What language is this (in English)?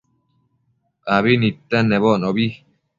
Matsés